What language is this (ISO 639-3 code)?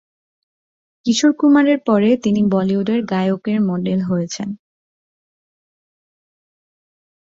ben